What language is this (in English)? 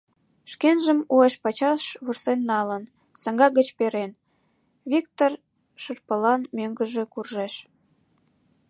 Mari